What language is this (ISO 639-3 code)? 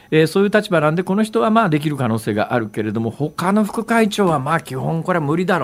jpn